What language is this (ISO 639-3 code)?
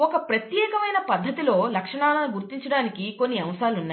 tel